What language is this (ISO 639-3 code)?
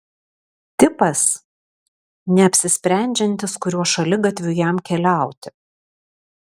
lit